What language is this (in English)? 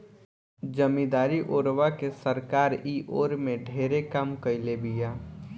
Bhojpuri